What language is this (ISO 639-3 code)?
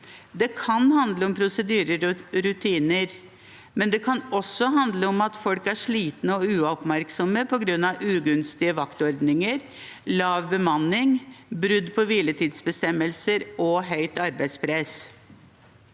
nor